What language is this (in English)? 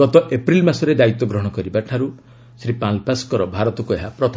Odia